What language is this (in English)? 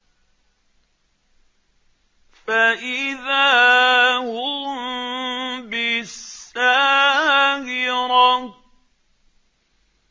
Arabic